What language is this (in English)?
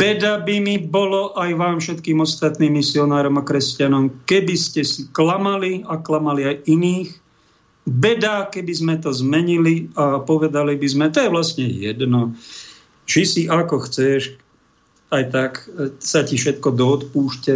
Slovak